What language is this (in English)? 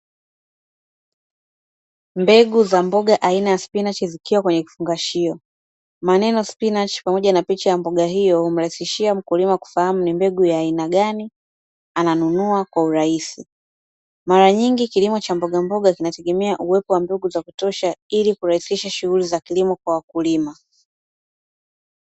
Swahili